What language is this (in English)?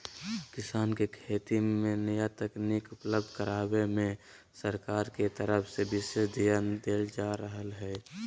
Magahi